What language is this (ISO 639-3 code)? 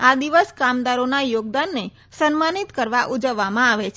guj